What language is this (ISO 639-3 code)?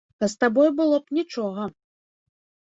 bel